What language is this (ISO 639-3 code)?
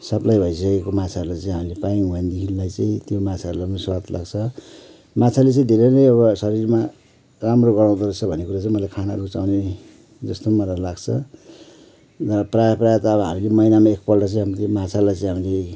nep